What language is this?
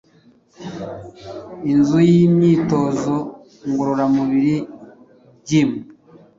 Kinyarwanda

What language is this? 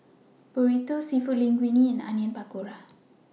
English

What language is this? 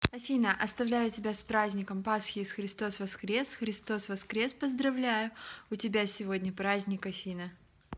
Russian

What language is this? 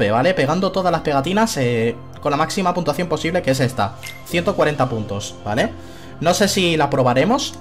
Spanish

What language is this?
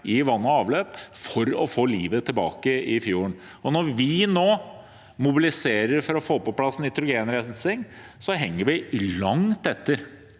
Norwegian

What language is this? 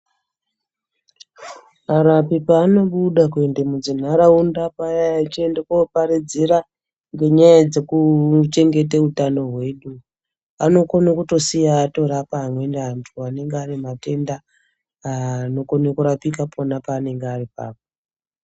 Ndau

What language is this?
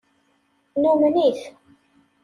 Kabyle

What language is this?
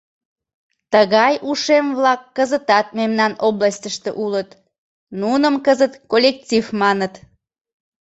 Mari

